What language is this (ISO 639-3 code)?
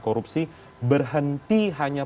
ind